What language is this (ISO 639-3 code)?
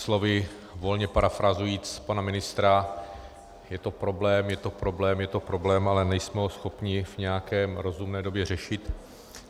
ces